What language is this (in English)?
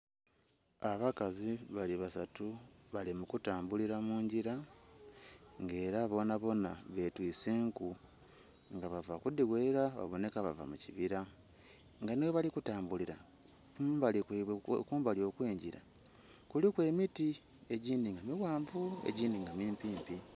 Soga